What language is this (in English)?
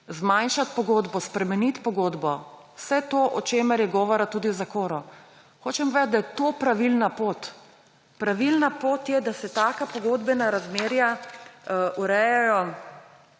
Slovenian